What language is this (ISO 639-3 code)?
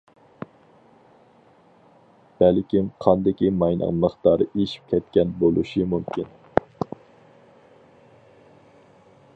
uig